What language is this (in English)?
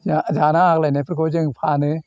Bodo